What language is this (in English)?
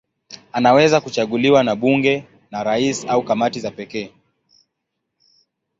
Swahili